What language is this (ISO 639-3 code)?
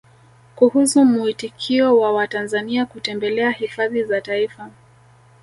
swa